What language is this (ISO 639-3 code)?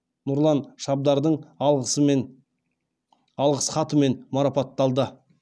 kaz